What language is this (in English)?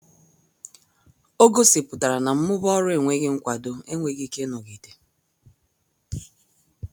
Igbo